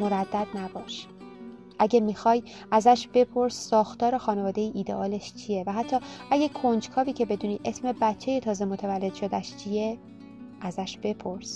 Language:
Persian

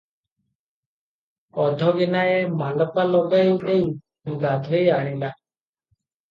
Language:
Odia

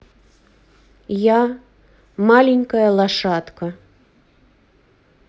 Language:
Russian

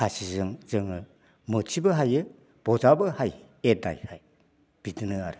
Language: Bodo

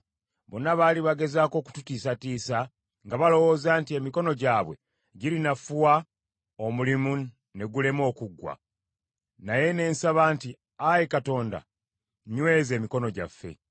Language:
Ganda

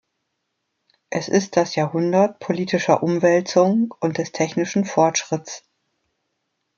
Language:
German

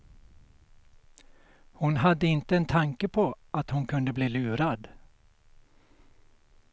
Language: Swedish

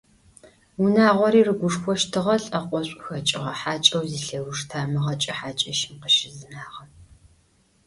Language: Adyghe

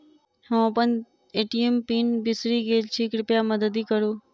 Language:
Maithili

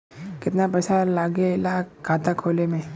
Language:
Bhojpuri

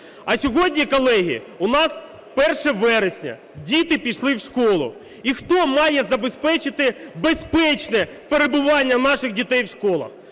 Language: Ukrainian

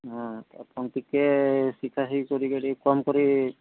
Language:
Odia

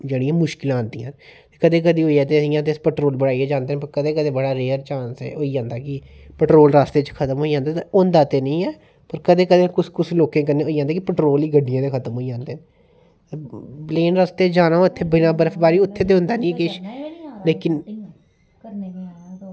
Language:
Dogri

